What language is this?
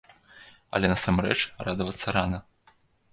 Belarusian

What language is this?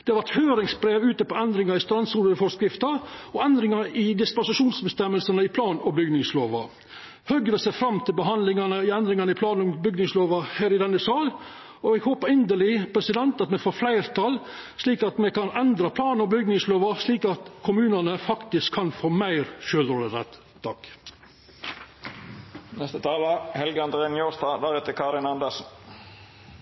Norwegian Nynorsk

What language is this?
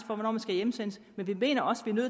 Danish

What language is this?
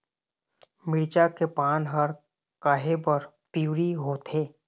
Chhattisgarhi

